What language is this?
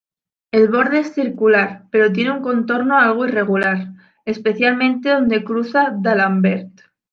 Spanish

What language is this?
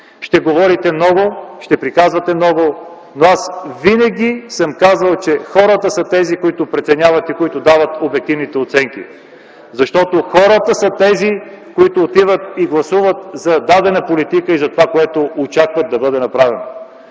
Bulgarian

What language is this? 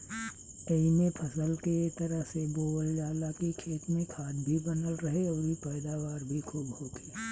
Bhojpuri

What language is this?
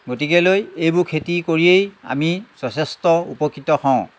Assamese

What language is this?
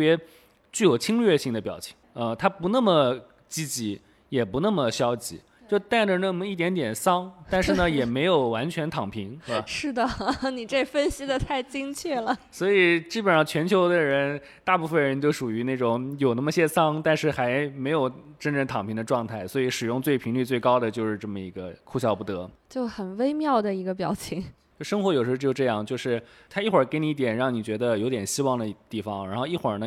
Chinese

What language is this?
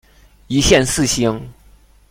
Chinese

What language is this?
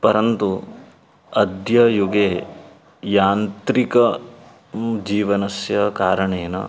Sanskrit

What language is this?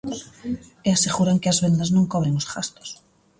Galician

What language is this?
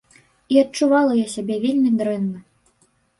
Belarusian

